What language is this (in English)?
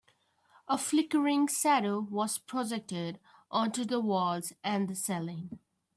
English